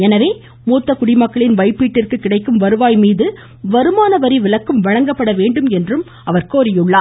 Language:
Tamil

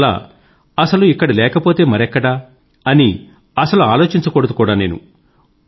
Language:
Telugu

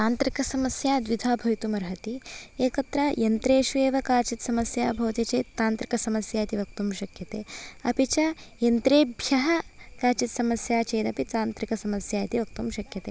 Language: Sanskrit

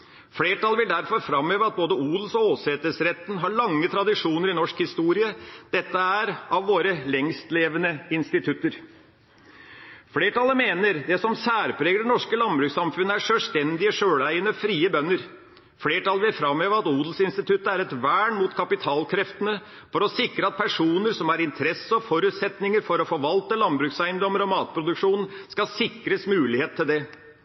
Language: Norwegian Bokmål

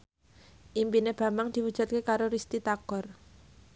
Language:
Javanese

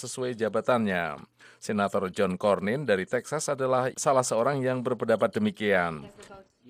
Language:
Indonesian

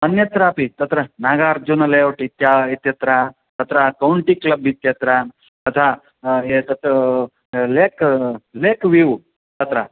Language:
Sanskrit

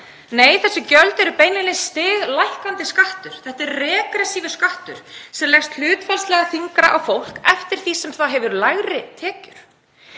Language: Icelandic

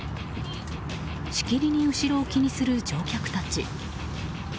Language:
Japanese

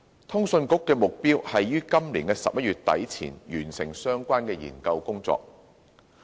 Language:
Cantonese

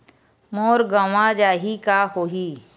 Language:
Chhattisgarhi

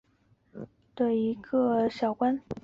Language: Chinese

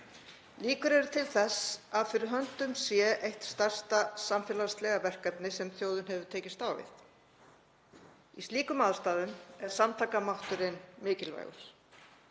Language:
Icelandic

